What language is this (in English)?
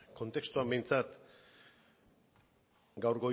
Basque